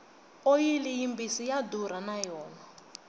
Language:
Tsonga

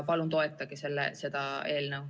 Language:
Estonian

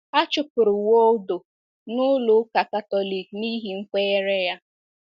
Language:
Igbo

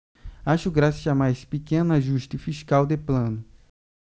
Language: Portuguese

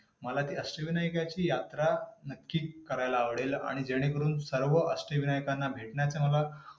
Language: Marathi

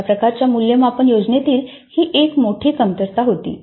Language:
Marathi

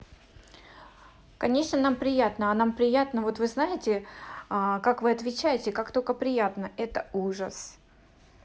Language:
Russian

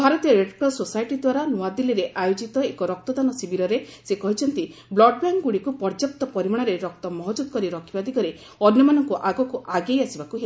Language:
Odia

